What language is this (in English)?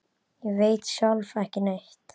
Icelandic